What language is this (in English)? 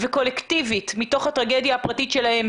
Hebrew